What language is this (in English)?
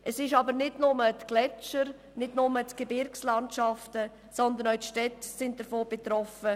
Swiss German